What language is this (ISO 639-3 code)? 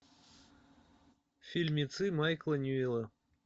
rus